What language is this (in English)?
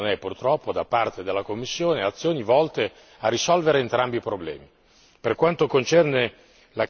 Italian